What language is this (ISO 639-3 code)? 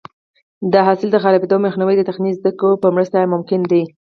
pus